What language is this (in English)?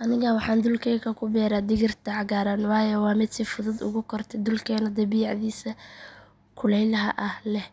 Somali